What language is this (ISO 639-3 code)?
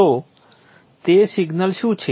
guj